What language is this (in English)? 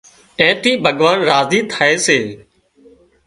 Wadiyara Koli